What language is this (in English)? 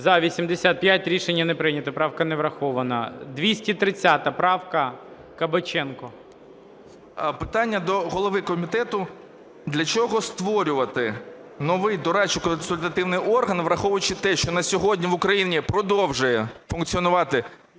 Ukrainian